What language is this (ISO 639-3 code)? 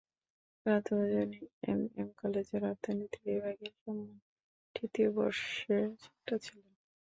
ben